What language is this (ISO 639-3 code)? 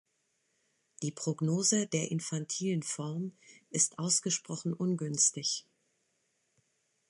deu